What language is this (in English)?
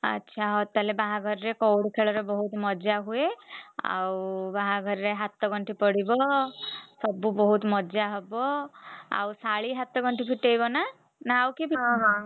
Odia